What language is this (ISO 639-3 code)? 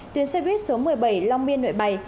vie